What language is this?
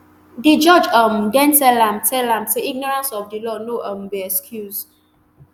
Nigerian Pidgin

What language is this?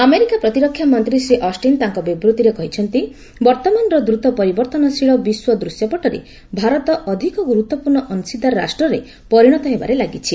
Odia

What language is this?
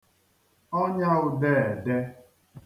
Igbo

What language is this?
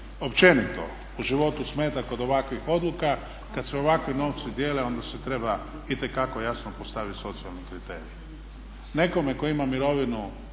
Croatian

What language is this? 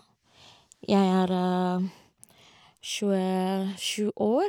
Norwegian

